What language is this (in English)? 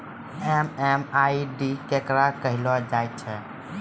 Maithili